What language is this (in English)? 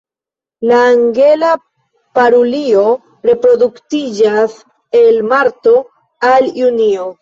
Esperanto